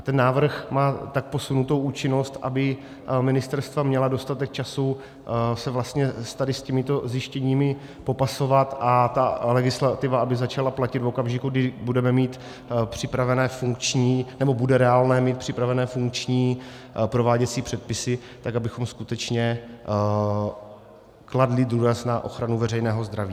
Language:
Czech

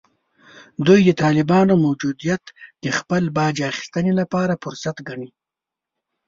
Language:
Pashto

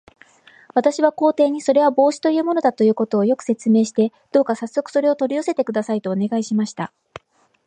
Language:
Japanese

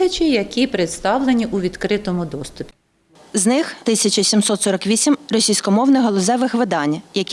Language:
Ukrainian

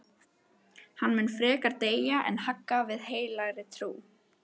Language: Icelandic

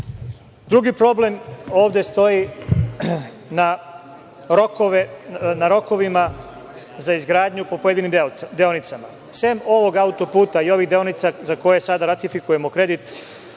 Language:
Serbian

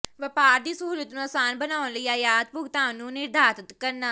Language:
Punjabi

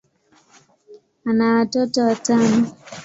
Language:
Swahili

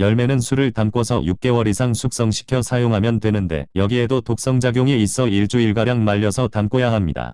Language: Korean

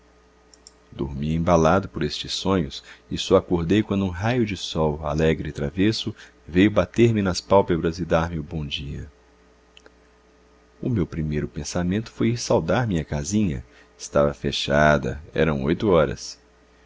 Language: Portuguese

